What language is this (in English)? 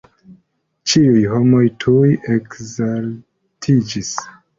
Esperanto